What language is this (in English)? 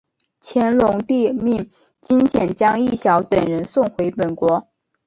Chinese